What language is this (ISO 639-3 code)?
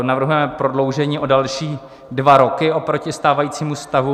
ces